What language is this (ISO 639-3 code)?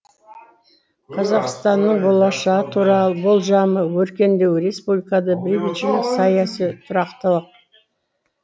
kaz